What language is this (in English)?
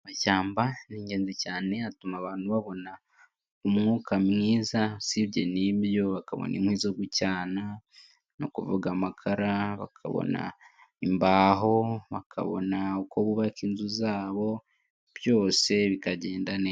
Kinyarwanda